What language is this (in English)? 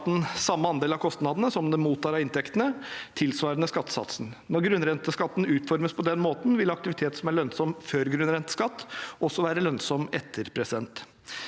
Norwegian